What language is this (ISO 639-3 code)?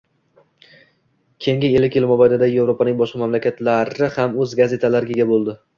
uzb